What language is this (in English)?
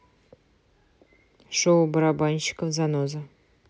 Russian